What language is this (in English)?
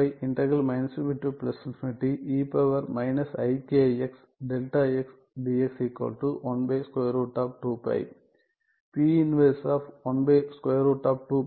Tamil